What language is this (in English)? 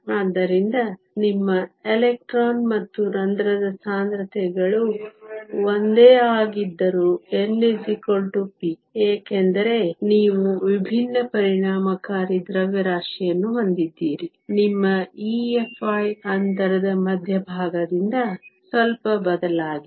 Kannada